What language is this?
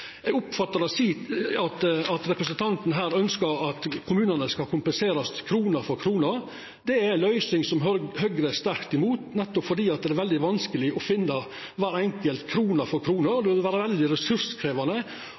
Norwegian Nynorsk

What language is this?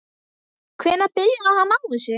Icelandic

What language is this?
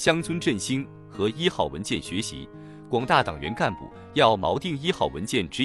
Chinese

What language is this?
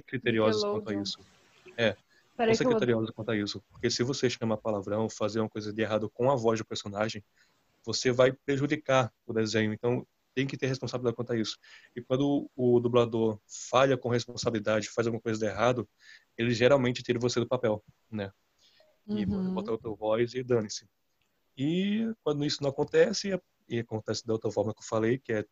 Portuguese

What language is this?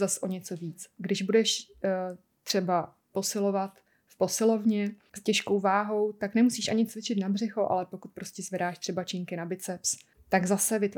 Czech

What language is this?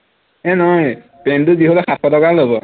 Assamese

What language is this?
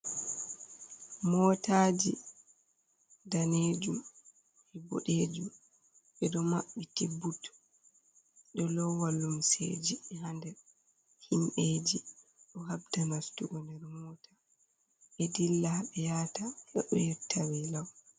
Fula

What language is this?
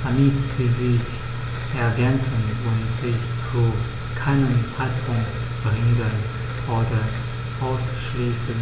German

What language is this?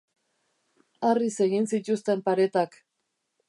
Basque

